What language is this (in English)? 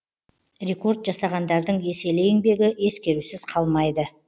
Kazakh